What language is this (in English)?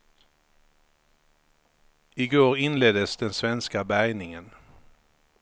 Swedish